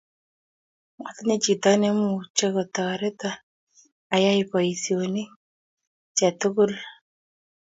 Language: Kalenjin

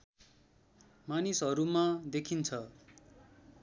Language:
Nepali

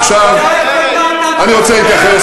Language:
Hebrew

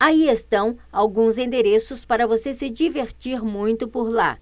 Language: Portuguese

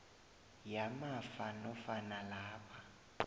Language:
South Ndebele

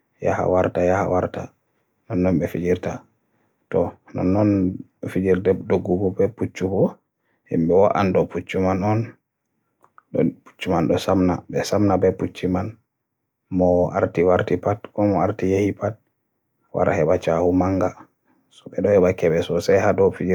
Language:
Borgu Fulfulde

